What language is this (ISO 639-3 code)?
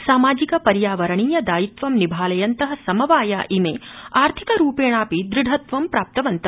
san